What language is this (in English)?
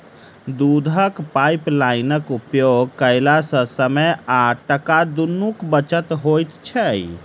Maithili